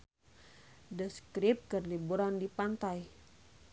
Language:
Sundanese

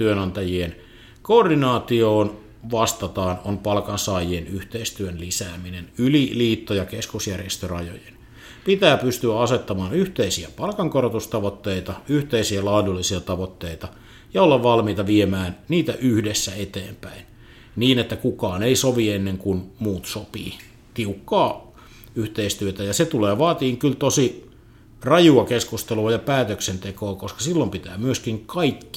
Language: Finnish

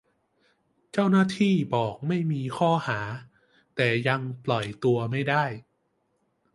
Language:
Thai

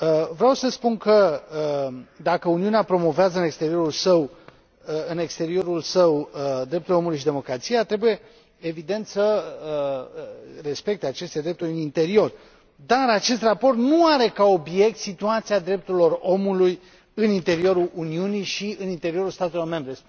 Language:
Romanian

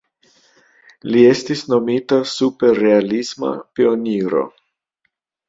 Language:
Esperanto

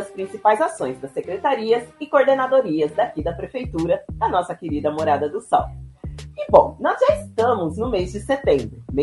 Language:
Portuguese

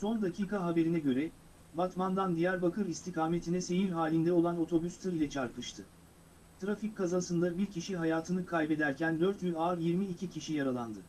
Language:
Turkish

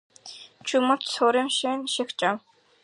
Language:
Georgian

